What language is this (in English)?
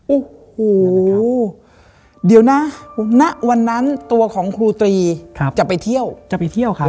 Thai